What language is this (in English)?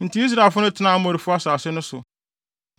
Akan